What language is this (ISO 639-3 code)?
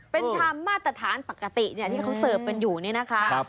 tha